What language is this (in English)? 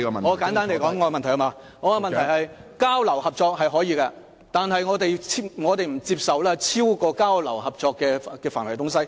Cantonese